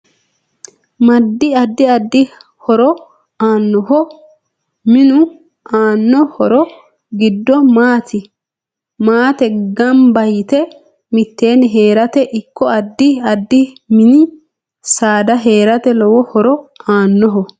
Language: Sidamo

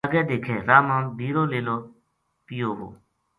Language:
Gujari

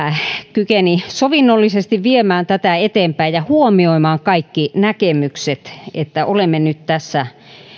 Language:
Finnish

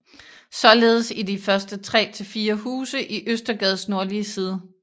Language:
Danish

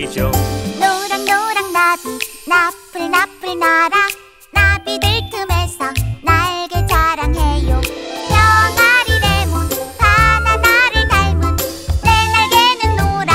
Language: Korean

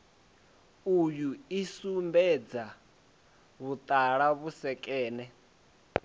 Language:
Venda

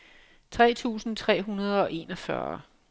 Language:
Danish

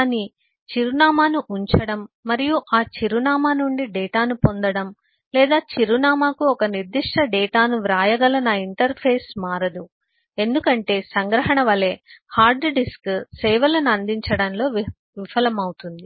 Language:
Telugu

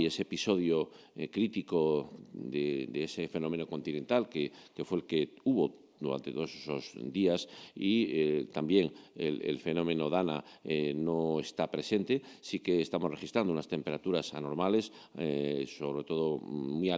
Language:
Spanish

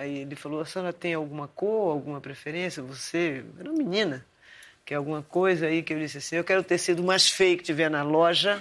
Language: Portuguese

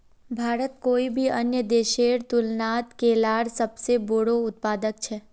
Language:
Magahi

